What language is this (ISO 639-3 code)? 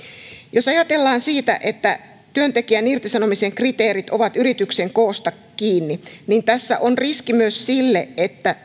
fin